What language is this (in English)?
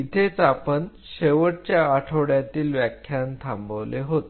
Marathi